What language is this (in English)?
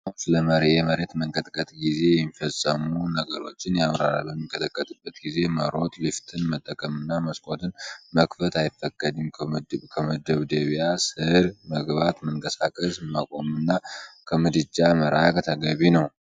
Amharic